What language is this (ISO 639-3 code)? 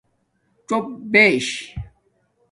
dmk